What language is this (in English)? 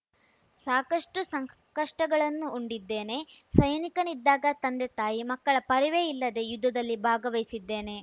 Kannada